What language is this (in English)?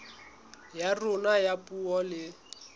Southern Sotho